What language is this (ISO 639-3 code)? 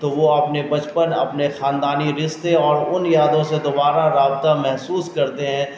urd